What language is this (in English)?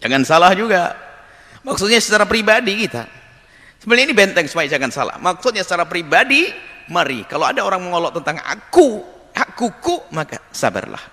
Indonesian